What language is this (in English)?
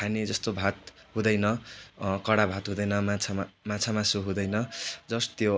Nepali